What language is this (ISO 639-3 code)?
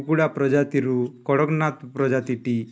ori